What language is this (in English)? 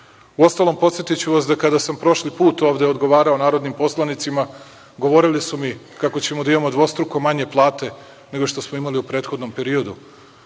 Serbian